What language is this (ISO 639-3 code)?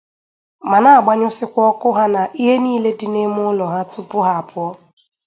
ibo